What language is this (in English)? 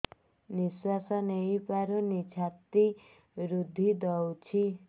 Odia